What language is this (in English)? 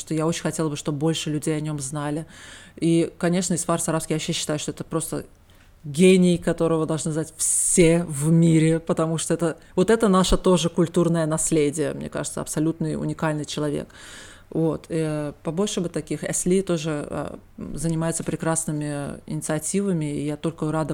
Russian